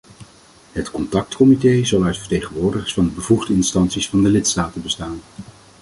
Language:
Dutch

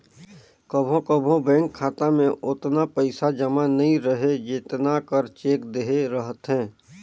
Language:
Chhattisgarhi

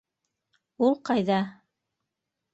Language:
Bashkir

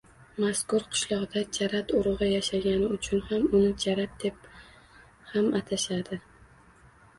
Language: Uzbek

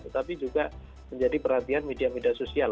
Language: Indonesian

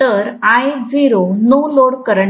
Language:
Marathi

